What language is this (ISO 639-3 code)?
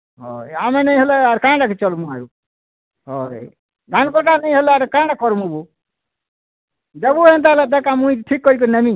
ori